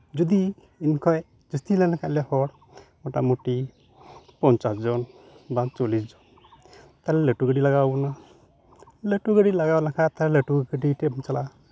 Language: Santali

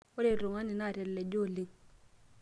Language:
Masai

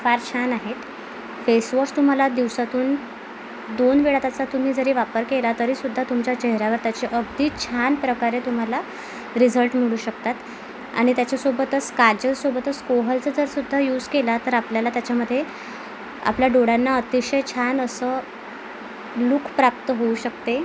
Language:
Marathi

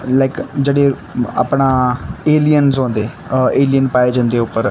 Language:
Dogri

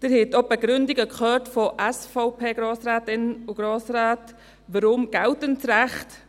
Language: Swiss German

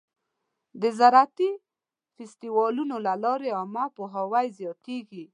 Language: Pashto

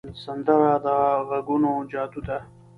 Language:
Pashto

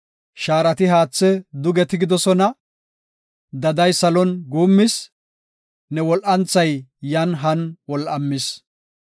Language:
Gofa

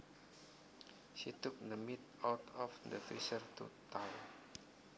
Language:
Javanese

